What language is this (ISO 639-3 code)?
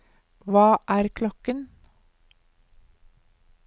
nor